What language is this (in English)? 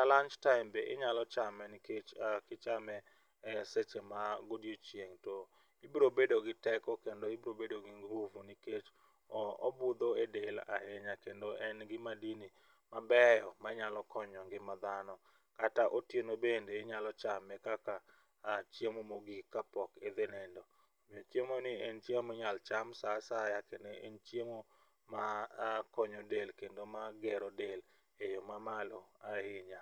Luo (Kenya and Tanzania)